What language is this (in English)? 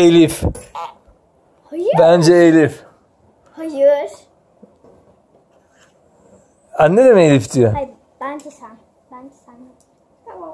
Turkish